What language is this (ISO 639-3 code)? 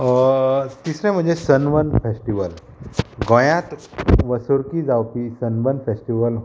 kok